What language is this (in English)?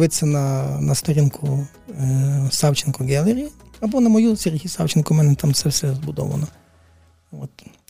Ukrainian